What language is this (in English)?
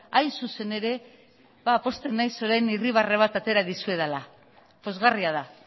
Basque